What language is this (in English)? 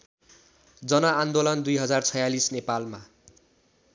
Nepali